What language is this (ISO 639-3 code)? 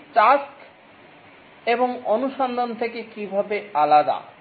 ben